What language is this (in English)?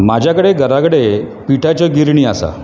Konkani